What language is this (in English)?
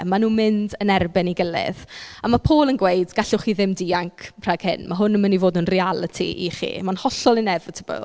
Welsh